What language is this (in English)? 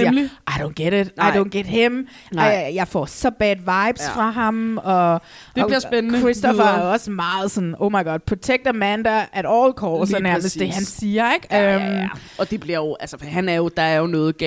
Danish